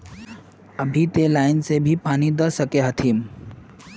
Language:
Magahi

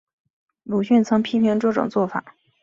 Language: Chinese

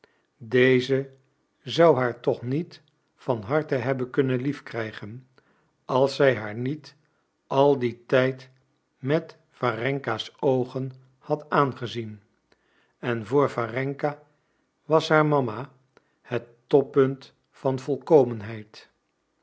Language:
Dutch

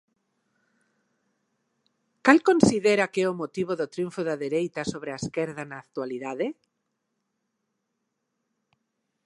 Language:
Galician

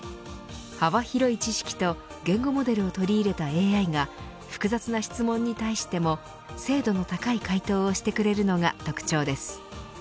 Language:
Japanese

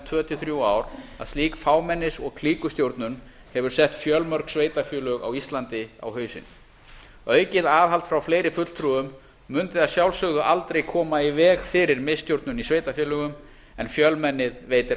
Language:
Icelandic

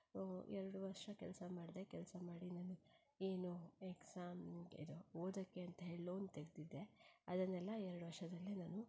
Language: Kannada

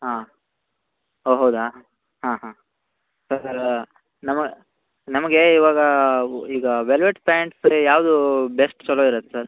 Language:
Kannada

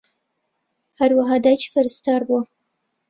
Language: Central Kurdish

